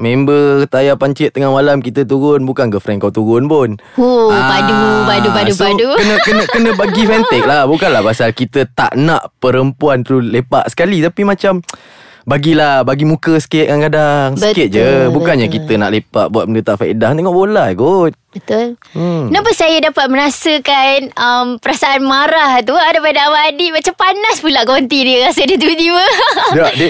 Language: Malay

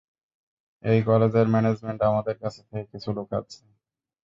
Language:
Bangla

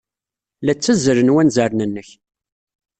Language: Kabyle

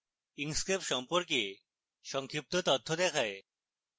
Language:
Bangla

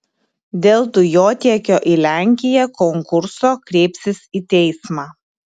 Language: Lithuanian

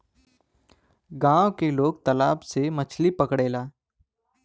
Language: Bhojpuri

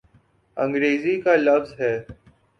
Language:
Urdu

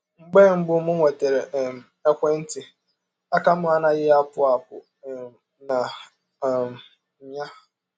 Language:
Igbo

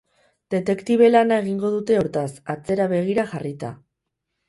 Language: Basque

